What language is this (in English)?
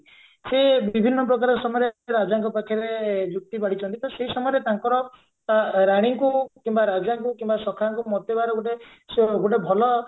Odia